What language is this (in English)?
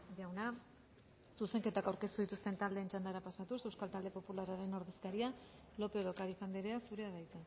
Basque